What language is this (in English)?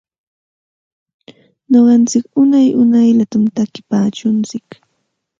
Santa Ana de Tusi Pasco Quechua